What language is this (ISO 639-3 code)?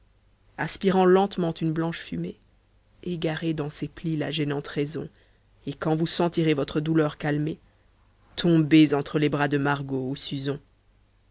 fra